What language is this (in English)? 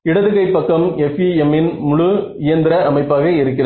Tamil